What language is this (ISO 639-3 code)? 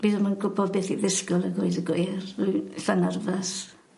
cym